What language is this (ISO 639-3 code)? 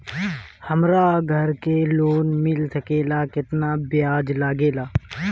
bho